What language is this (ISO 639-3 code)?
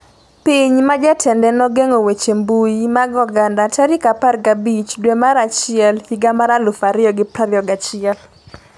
luo